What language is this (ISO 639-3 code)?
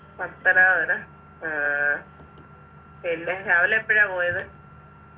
mal